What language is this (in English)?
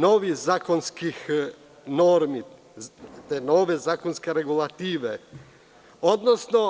Serbian